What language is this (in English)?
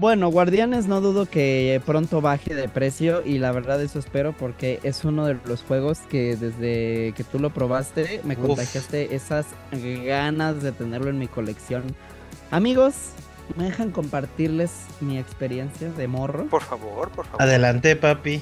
Spanish